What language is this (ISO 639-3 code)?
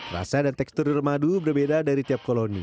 ind